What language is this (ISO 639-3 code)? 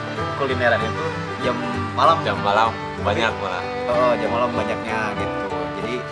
ind